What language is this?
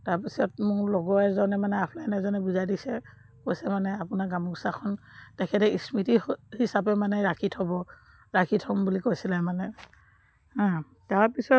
Assamese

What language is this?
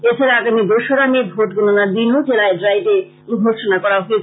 Bangla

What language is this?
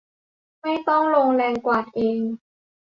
Thai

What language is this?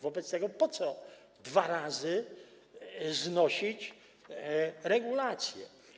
Polish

